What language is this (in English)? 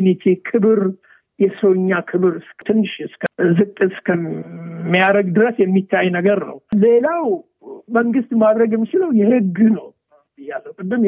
Amharic